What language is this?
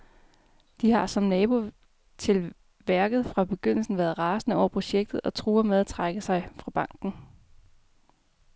Danish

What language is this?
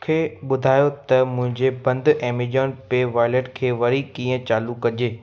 Sindhi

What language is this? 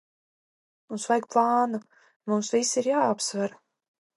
Latvian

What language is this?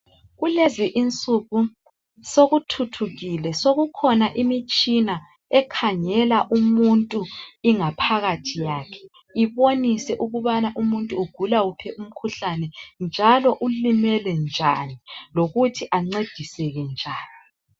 North Ndebele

